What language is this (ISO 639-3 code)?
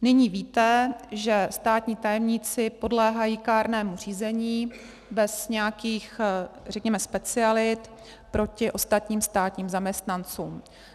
ces